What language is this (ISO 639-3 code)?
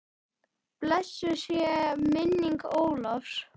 isl